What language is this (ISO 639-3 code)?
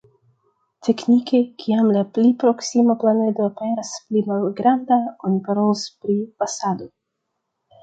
epo